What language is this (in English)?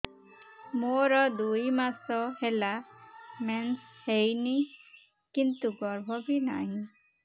Odia